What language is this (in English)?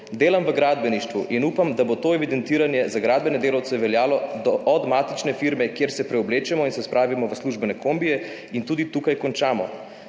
Slovenian